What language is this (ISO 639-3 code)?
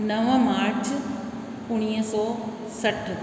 snd